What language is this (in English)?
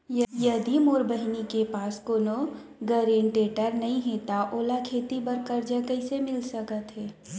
Chhattisgarhi